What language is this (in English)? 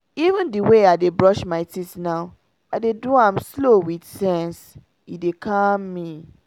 Nigerian Pidgin